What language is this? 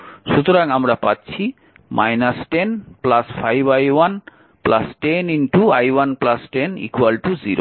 Bangla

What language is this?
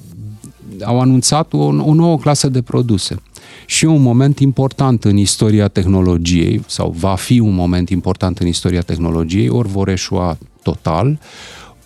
Romanian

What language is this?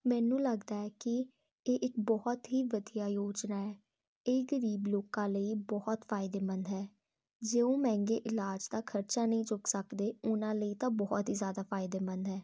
Punjabi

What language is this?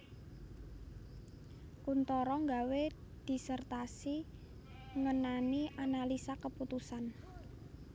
Javanese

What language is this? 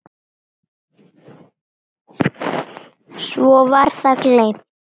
Icelandic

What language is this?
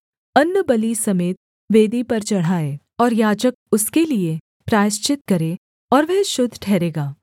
Hindi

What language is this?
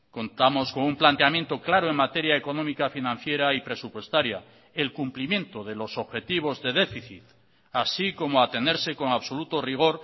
Spanish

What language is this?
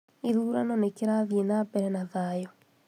Kikuyu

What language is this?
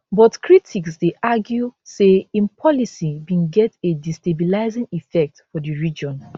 Nigerian Pidgin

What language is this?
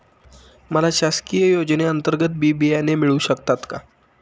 Marathi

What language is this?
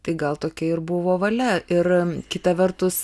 Lithuanian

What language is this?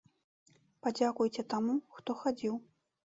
Belarusian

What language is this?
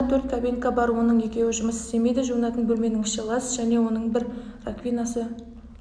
Kazakh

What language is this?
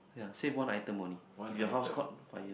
English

